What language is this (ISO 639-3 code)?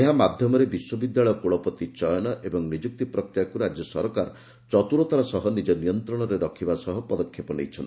ori